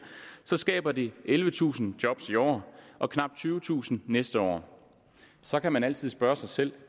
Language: Danish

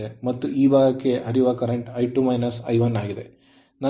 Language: Kannada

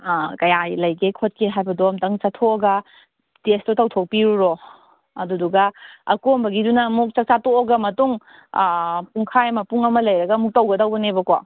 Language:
Manipuri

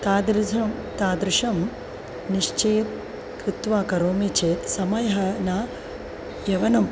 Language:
Sanskrit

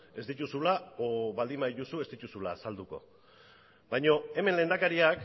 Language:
Basque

